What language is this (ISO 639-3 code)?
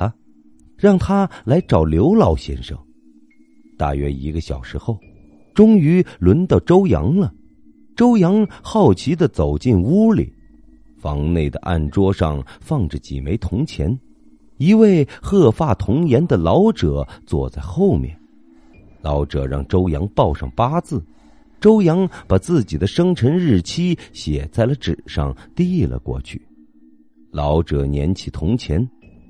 zho